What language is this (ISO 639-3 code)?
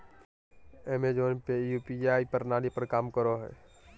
mag